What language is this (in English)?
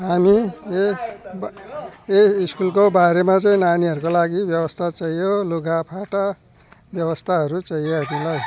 Nepali